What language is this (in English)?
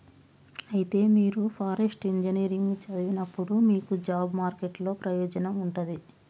Telugu